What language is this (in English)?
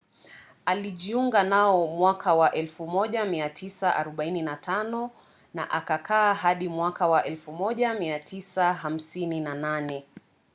Swahili